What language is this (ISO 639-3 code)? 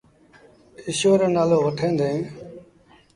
sbn